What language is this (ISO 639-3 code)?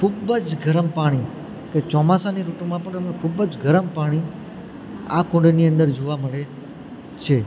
guj